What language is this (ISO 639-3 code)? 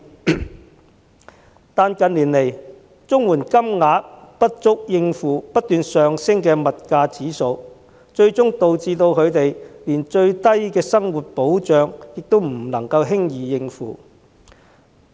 yue